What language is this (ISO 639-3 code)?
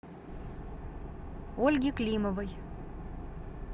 rus